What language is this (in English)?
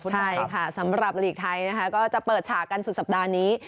Thai